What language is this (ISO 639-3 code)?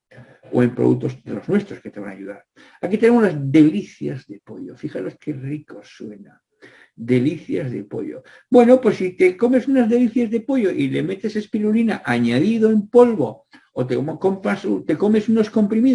spa